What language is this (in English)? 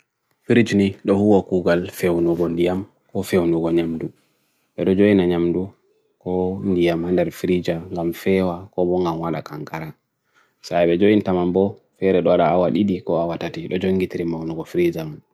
Bagirmi Fulfulde